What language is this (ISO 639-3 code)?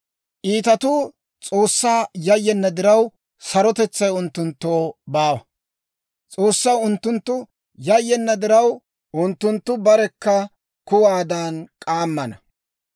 dwr